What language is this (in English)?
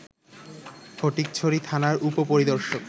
Bangla